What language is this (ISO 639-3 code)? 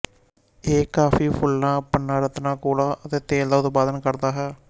pan